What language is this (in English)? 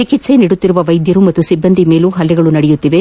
Kannada